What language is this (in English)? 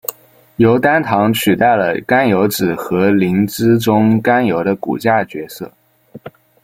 Chinese